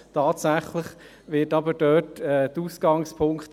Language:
Swiss German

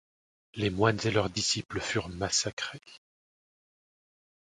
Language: French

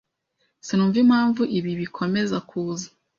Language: Kinyarwanda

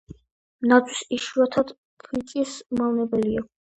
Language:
Georgian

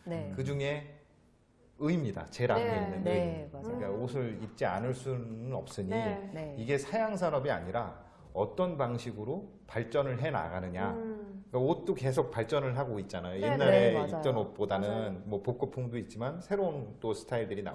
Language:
Korean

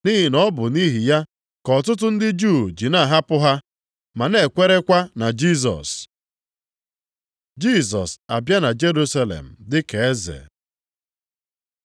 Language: Igbo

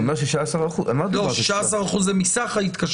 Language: Hebrew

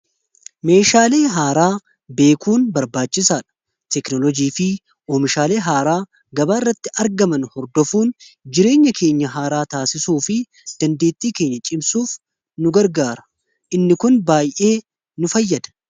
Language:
Oromo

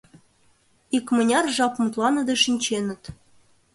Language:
Mari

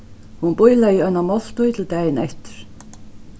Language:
Faroese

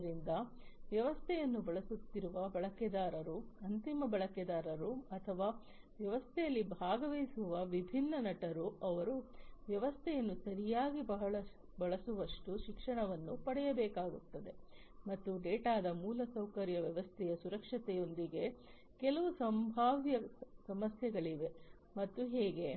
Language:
Kannada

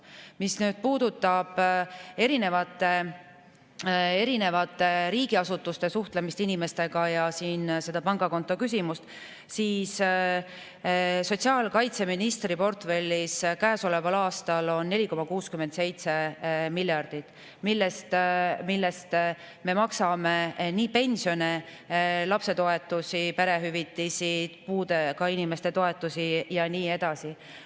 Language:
Estonian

